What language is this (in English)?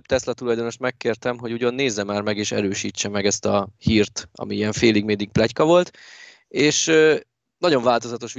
Hungarian